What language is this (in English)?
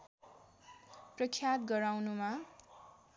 Nepali